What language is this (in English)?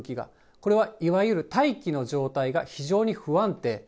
Japanese